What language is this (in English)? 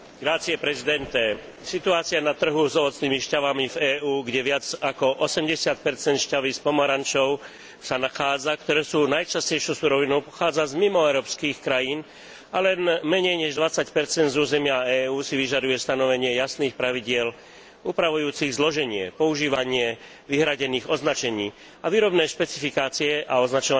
Slovak